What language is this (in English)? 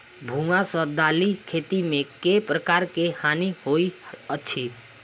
Maithili